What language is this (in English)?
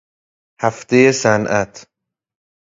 Persian